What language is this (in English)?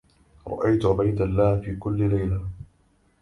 Arabic